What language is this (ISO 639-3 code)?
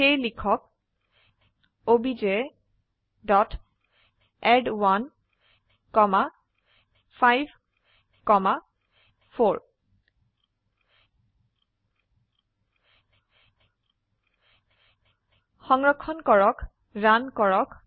asm